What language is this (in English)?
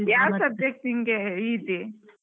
Kannada